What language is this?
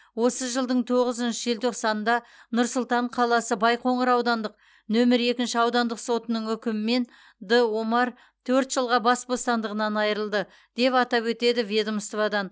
Kazakh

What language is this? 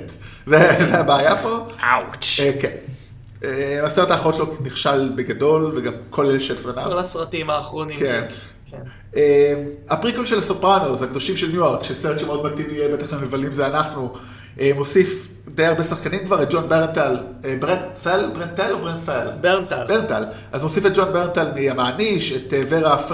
Hebrew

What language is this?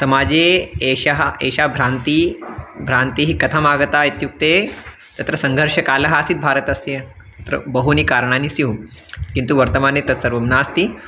Sanskrit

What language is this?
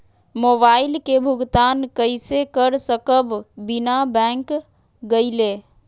Magahi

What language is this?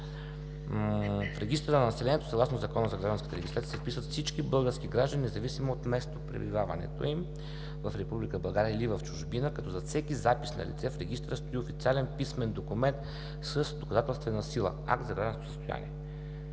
Bulgarian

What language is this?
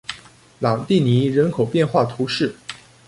Chinese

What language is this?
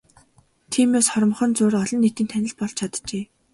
Mongolian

